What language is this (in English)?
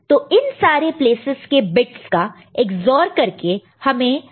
Hindi